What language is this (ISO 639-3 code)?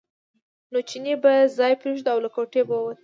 pus